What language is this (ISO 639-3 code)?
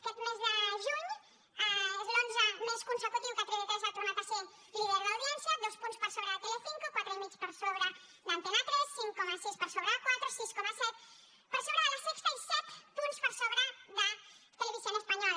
cat